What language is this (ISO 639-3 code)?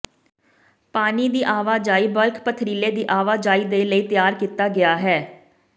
pan